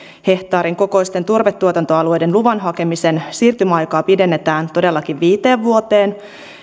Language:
Finnish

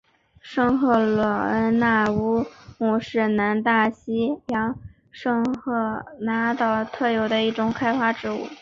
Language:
Chinese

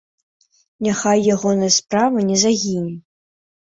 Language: Belarusian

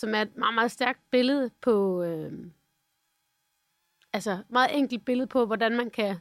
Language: Danish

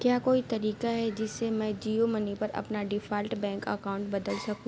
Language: Urdu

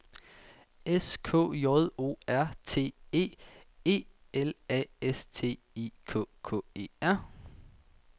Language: Danish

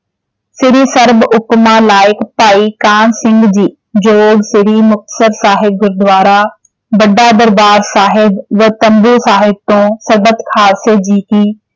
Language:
Punjabi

